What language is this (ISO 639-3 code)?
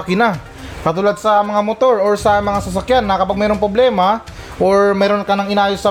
fil